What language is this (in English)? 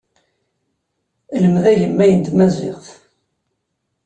Kabyle